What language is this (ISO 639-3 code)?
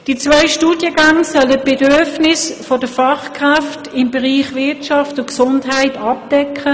gsw